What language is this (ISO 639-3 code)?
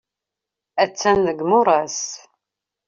kab